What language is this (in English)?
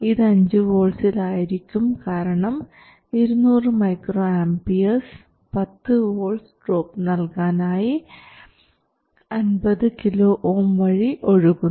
Malayalam